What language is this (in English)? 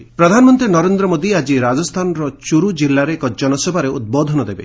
Odia